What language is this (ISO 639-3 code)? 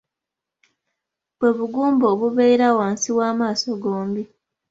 lug